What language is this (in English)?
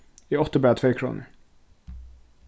Faroese